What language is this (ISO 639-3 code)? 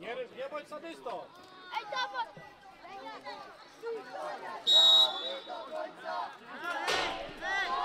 pol